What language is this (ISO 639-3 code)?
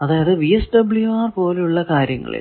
mal